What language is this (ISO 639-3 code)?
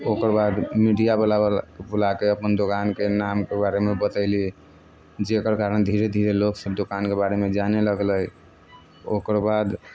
mai